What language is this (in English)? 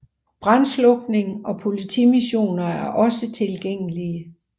Danish